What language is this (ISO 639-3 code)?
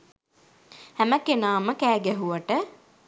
sin